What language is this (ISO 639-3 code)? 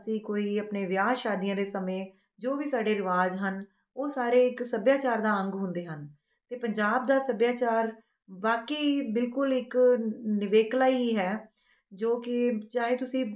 pan